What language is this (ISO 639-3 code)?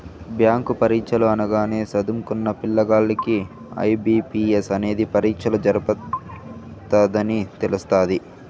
tel